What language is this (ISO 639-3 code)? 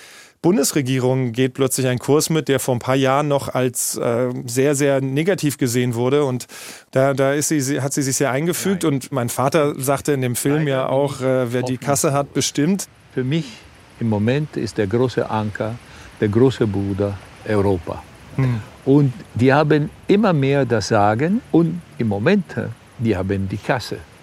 deu